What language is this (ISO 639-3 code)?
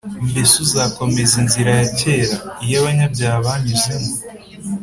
kin